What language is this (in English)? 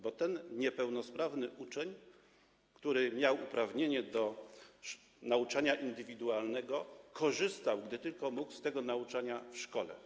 Polish